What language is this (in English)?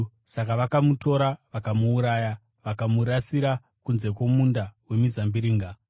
Shona